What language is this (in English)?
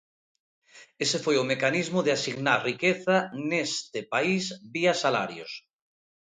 Galician